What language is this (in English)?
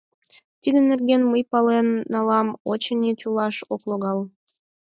Mari